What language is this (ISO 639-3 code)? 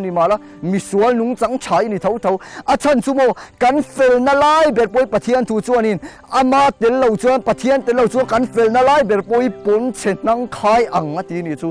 tha